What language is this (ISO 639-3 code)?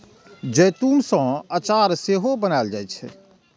mai